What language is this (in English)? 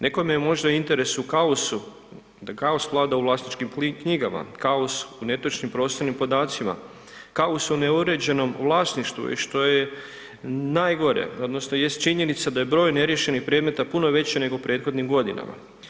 Croatian